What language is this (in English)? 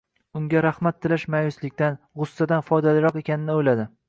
Uzbek